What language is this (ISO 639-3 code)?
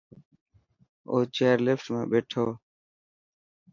mki